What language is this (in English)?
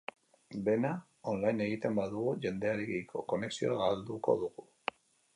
Basque